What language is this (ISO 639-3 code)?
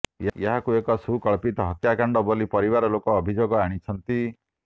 ori